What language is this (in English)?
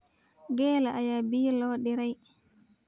Somali